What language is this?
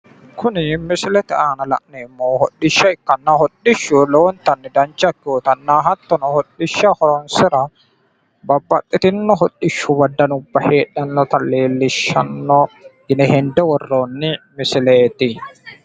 Sidamo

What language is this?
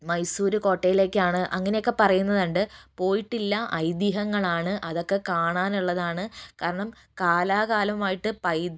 Malayalam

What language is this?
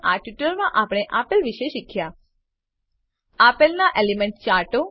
Gujarati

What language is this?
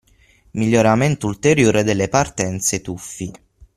Italian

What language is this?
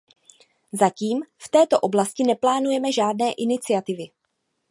Czech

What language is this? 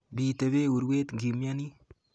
Kalenjin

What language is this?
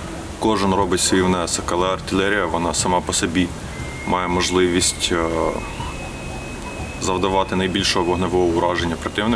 Ukrainian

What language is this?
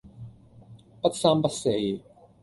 Cantonese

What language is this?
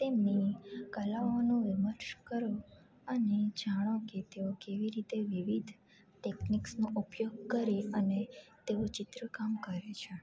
Gujarati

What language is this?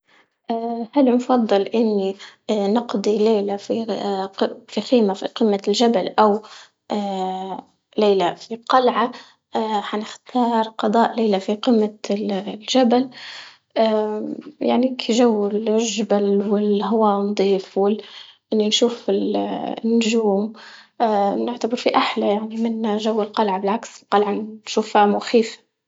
Libyan Arabic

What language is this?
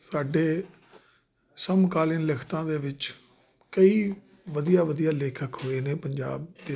Punjabi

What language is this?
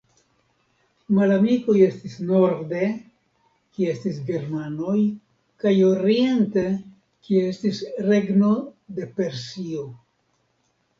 Esperanto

